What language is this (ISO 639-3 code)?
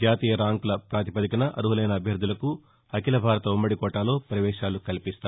tel